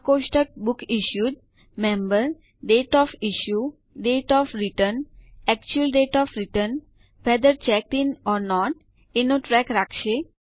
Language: Gujarati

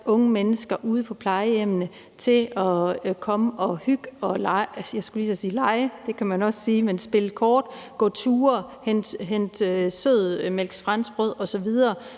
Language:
Danish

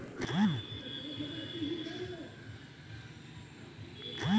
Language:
Maithili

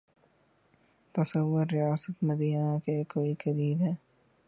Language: Urdu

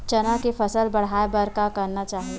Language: Chhattisgarhi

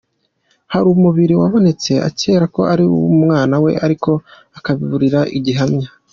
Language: Kinyarwanda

